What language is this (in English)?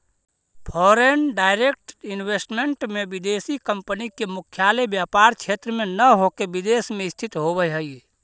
Magahi